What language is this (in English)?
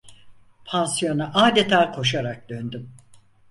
Turkish